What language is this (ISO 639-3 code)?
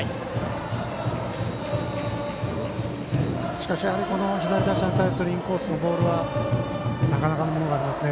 jpn